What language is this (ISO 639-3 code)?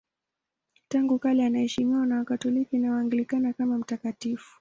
swa